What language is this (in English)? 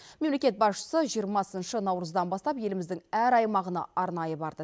Kazakh